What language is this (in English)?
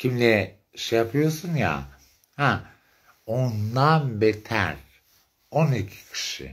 Turkish